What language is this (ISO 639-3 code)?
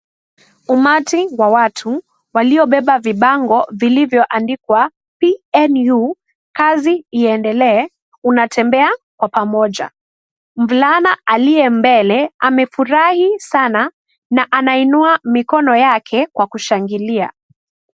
swa